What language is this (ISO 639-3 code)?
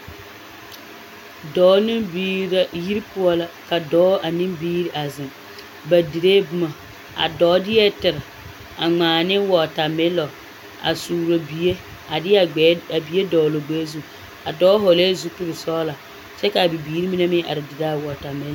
dga